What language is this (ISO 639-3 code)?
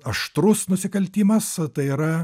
lit